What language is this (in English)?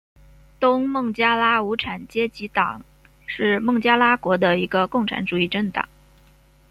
Chinese